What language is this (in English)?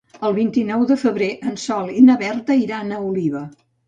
Catalan